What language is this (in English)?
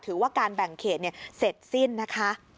Thai